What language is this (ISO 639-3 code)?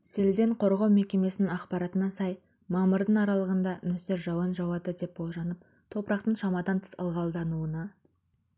kaz